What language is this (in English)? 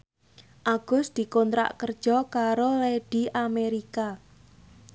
Javanese